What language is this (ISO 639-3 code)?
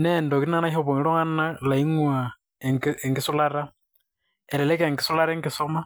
mas